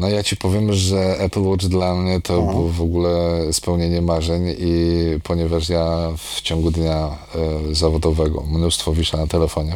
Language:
Polish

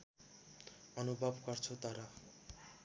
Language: Nepali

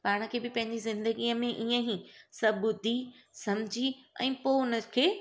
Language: Sindhi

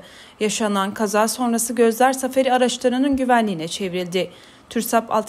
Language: Turkish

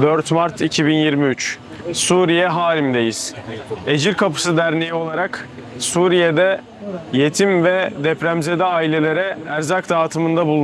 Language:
Turkish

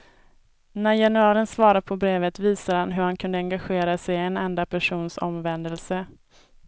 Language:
Swedish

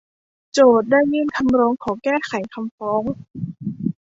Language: Thai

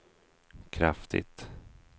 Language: Swedish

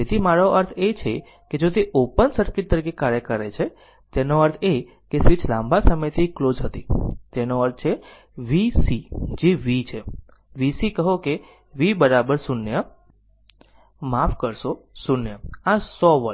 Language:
Gujarati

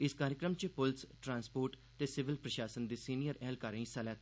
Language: Dogri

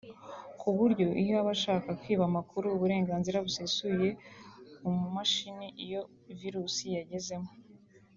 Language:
Kinyarwanda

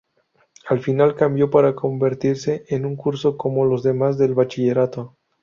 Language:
Spanish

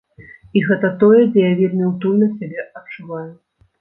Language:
Belarusian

